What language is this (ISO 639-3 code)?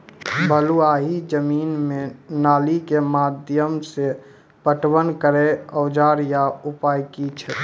mai